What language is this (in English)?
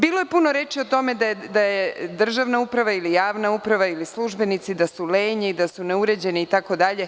Serbian